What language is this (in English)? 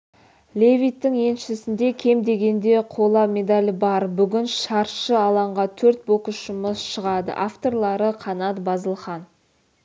Kazakh